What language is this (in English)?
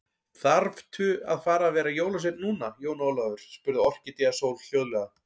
Icelandic